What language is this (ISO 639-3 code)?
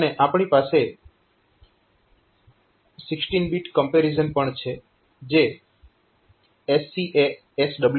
guj